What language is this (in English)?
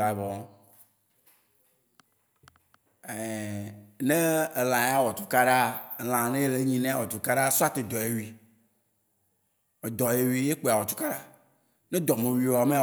Waci Gbe